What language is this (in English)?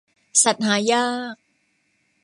Thai